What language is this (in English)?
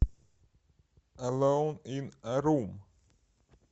Russian